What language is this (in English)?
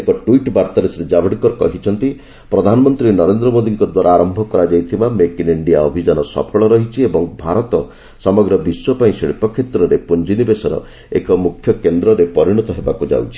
Odia